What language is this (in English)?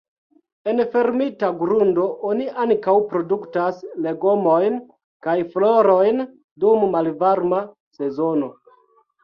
Esperanto